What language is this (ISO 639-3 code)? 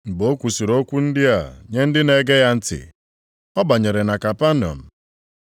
ibo